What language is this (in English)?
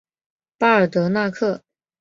Chinese